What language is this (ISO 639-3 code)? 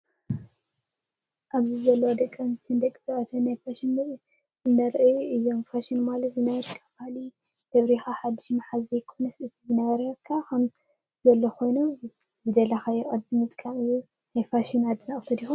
tir